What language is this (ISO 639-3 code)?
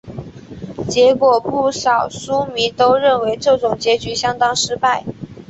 zho